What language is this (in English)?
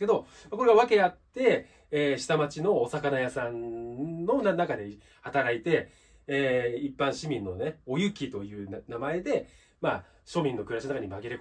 Japanese